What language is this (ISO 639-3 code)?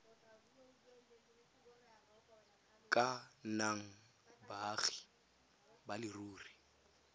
tsn